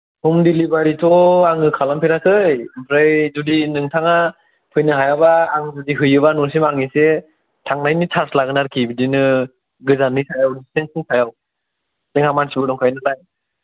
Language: Bodo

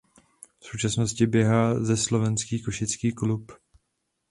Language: Czech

